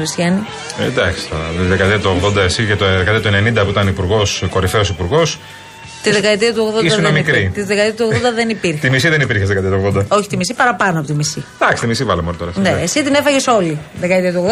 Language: Greek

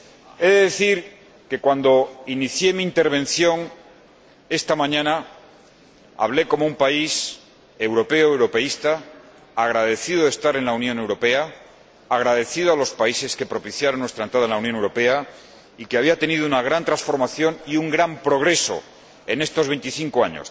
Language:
Spanish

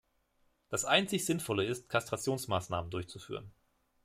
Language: German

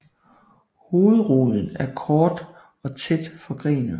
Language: Danish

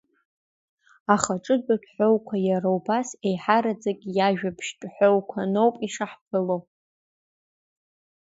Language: Abkhazian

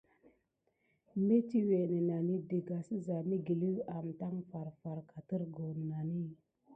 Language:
Gidar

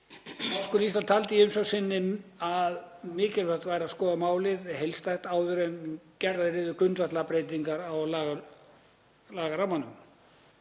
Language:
Icelandic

